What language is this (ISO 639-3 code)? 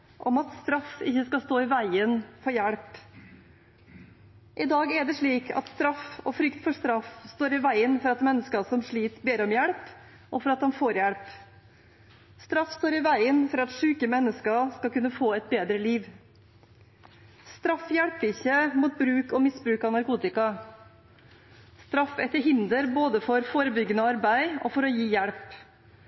nob